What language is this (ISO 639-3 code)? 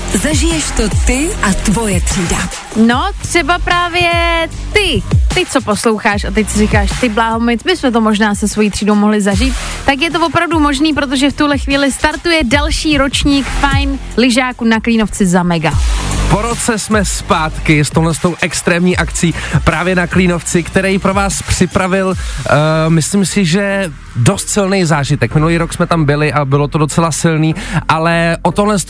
ces